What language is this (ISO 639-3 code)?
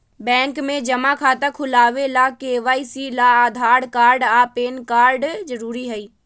mag